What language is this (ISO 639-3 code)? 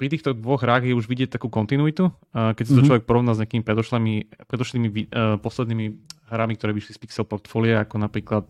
slk